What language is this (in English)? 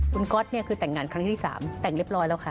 Thai